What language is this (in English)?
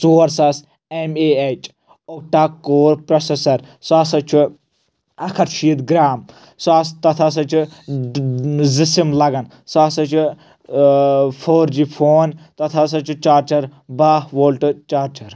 Kashmiri